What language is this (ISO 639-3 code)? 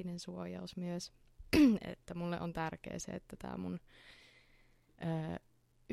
fin